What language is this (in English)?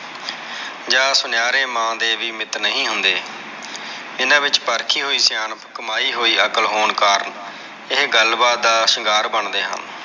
Punjabi